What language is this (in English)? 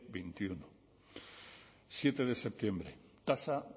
Spanish